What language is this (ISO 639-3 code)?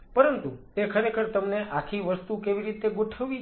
guj